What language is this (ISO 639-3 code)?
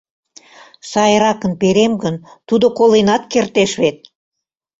chm